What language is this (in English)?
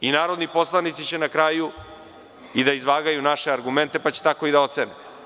Serbian